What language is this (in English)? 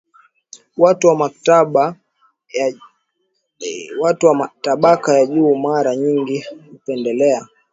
Swahili